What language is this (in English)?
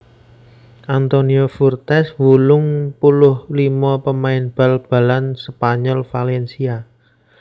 Javanese